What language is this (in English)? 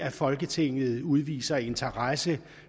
Danish